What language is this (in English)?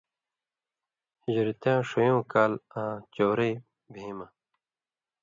Indus Kohistani